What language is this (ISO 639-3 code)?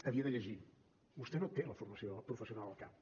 cat